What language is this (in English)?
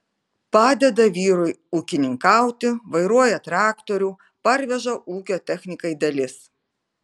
Lithuanian